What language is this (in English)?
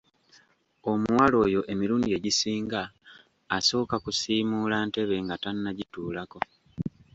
Ganda